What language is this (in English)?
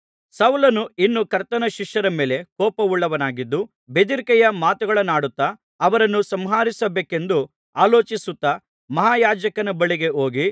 Kannada